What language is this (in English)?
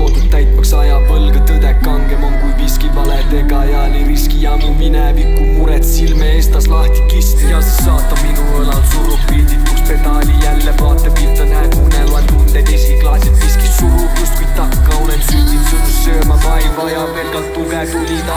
Romanian